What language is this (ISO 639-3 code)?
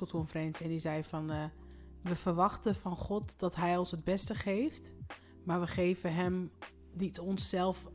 nld